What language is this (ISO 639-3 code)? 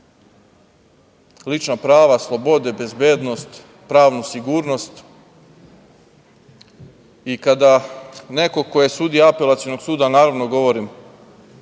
srp